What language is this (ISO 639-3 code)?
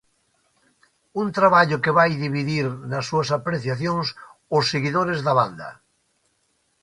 glg